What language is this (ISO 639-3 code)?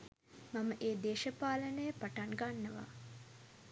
sin